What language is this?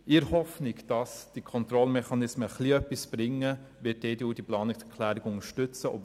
Swiss German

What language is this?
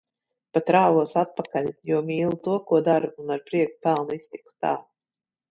Latvian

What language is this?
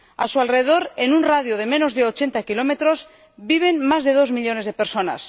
Spanish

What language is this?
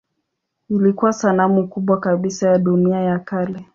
Swahili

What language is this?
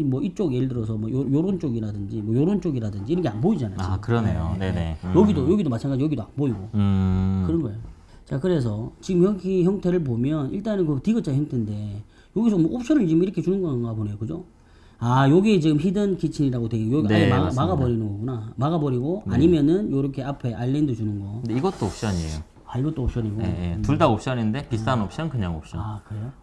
Korean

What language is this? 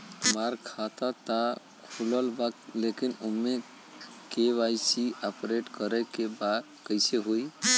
Bhojpuri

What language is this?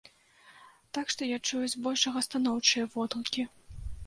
Belarusian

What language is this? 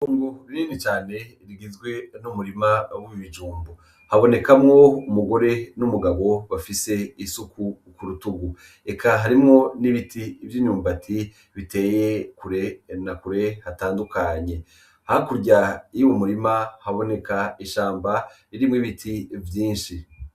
Rundi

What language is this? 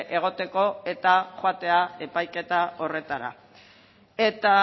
Basque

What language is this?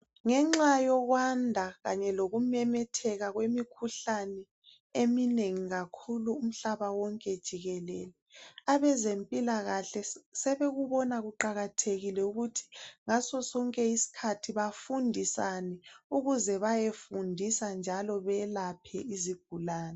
North Ndebele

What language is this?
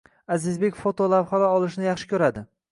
Uzbek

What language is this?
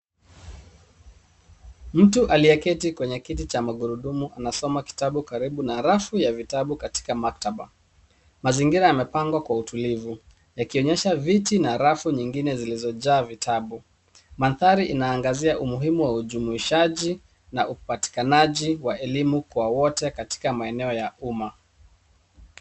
Swahili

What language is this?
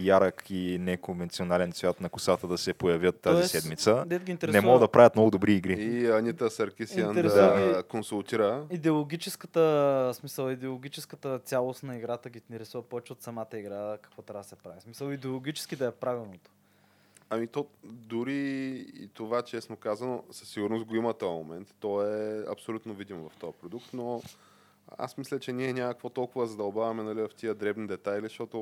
Bulgarian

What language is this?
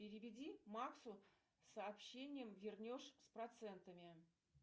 Russian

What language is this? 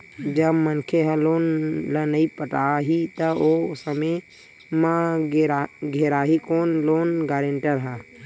Chhattisgarhi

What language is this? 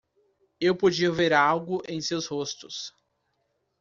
Portuguese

